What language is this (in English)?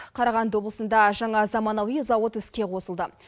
Kazakh